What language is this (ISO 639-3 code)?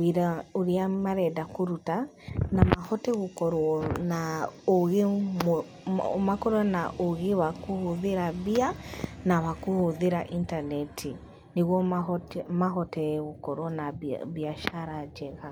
kik